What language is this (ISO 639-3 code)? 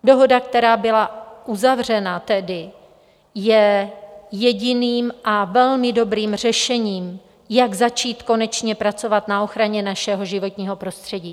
ces